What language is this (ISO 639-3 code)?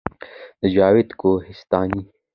pus